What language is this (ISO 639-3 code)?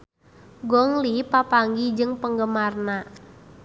sun